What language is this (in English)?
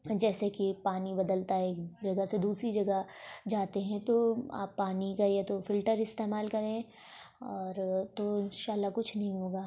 Urdu